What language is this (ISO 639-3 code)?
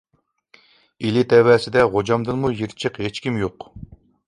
uig